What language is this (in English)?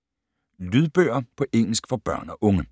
Danish